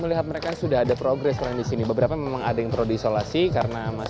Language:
Indonesian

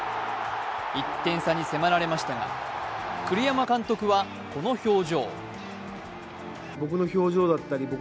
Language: Japanese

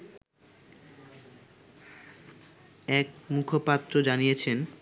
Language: Bangla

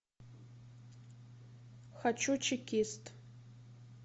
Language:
Russian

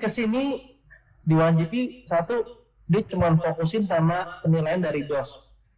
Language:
Indonesian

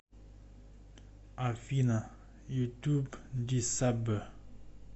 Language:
Russian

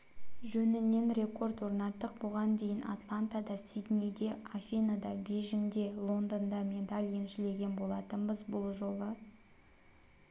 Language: Kazakh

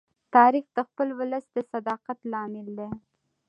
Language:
Pashto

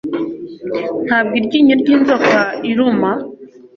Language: Kinyarwanda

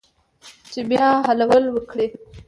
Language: Pashto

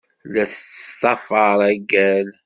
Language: Kabyle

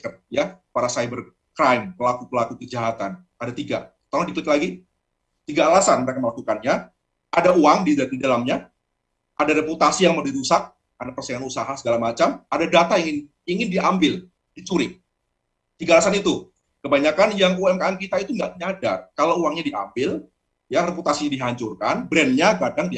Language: Indonesian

